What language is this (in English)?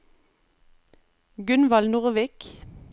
Norwegian